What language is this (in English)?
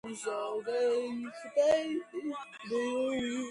Georgian